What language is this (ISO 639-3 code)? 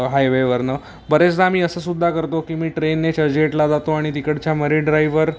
mar